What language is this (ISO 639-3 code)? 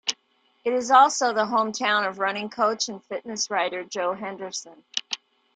eng